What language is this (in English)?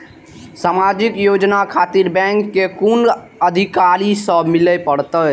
Maithili